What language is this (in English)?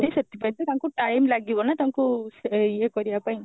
Odia